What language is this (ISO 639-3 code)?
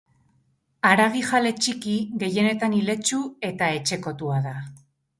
eus